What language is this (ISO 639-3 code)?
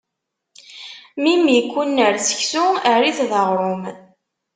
kab